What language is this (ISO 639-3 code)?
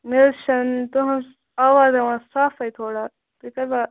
kas